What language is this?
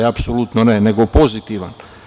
Serbian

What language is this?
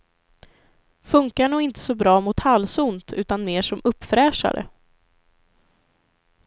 Swedish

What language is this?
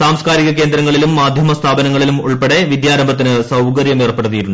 Malayalam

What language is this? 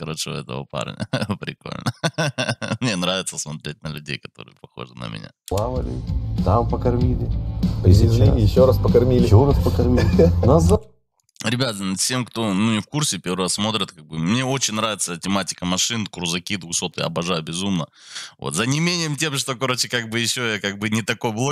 Russian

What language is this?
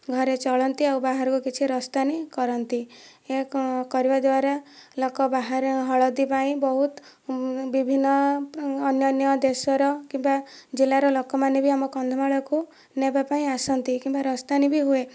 Odia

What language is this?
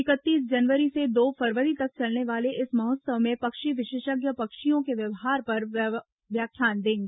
Hindi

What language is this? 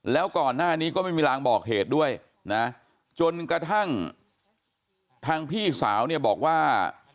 Thai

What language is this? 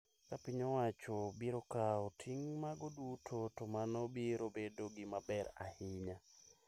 Luo (Kenya and Tanzania)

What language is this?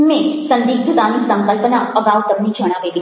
Gujarati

